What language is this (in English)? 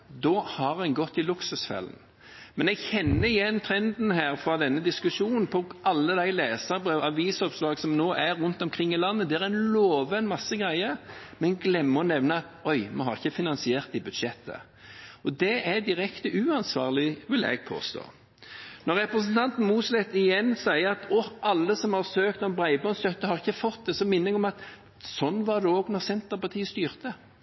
Norwegian Bokmål